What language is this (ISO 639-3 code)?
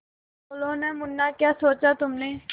hin